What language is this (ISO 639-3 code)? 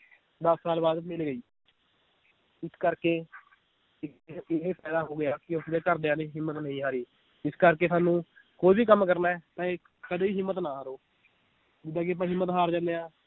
pan